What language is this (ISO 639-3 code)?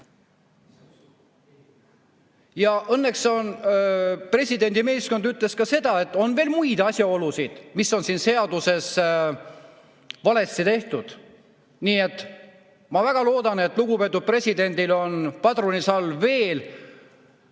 est